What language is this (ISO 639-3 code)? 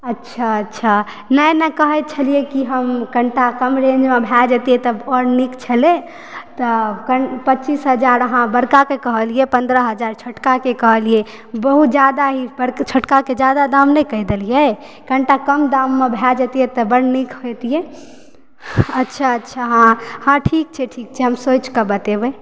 mai